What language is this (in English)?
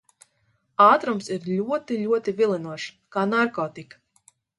Latvian